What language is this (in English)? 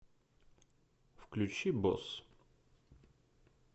Russian